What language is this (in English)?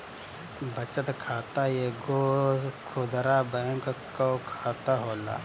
Bhojpuri